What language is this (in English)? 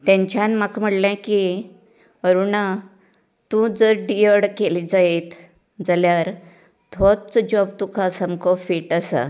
Konkani